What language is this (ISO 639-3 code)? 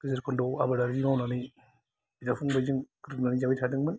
brx